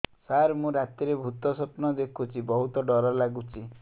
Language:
Odia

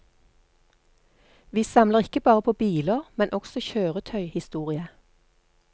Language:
Norwegian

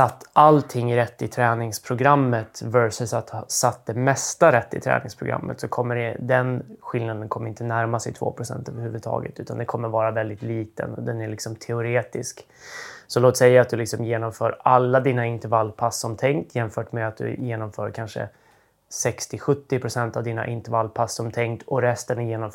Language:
Swedish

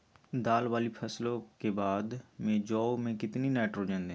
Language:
Magahi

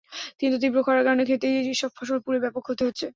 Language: Bangla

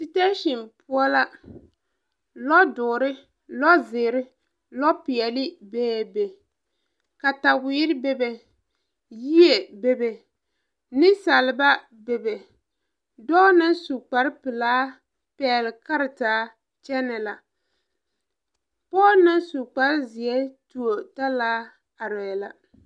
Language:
Southern Dagaare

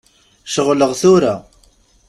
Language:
Kabyle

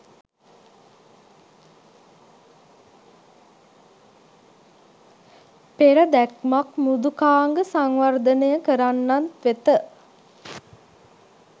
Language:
Sinhala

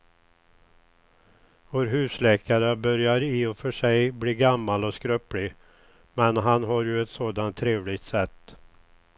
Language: Swedish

